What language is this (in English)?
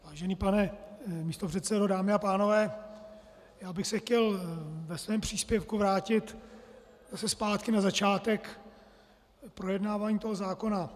Czech